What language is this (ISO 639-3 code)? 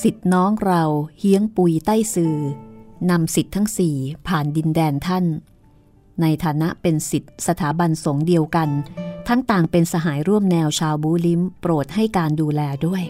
tha